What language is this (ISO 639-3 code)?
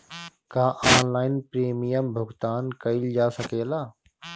bho